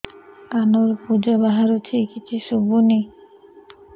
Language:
Odia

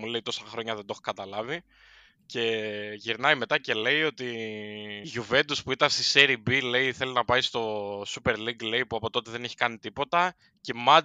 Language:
Greek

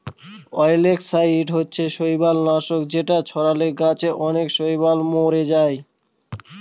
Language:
Bangla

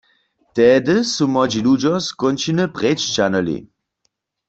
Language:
Upper Sorbian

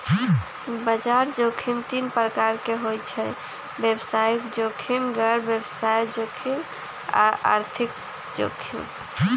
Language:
Magahi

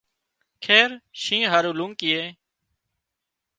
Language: Wadiyara Koli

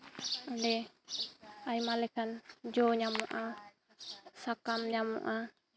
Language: Santali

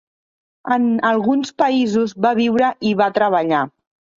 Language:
Catalan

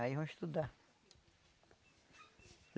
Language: Portuguese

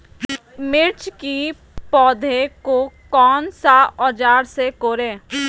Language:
Magahi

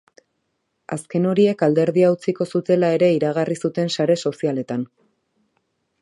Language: Basque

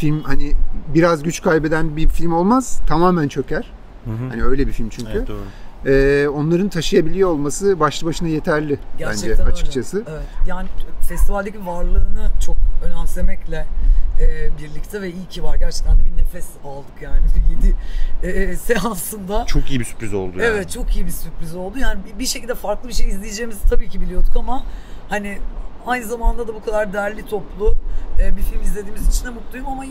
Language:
Turkish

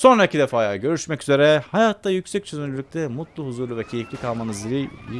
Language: Turkish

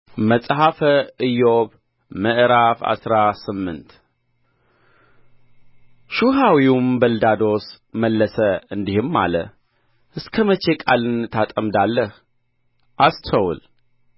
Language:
Amharic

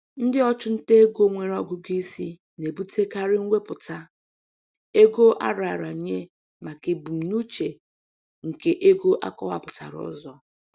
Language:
Igbo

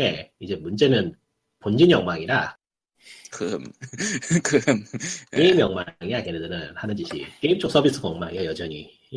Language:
Korean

